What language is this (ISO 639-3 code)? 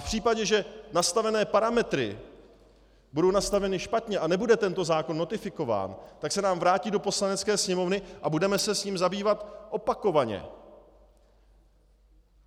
ces